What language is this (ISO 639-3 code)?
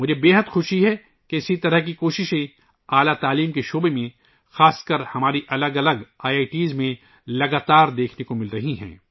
urd